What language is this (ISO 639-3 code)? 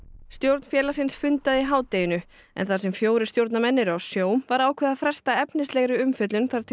isl